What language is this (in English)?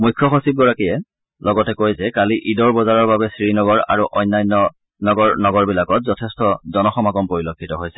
Assamese